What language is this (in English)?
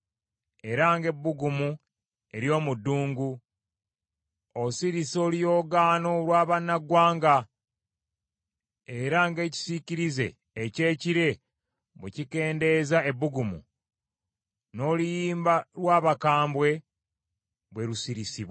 Ganda